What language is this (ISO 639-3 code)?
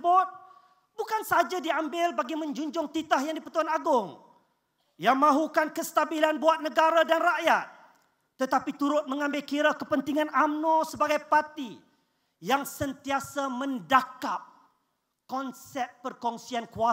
msa